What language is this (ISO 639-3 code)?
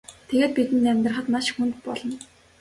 mon